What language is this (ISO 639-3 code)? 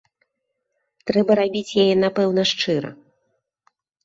bel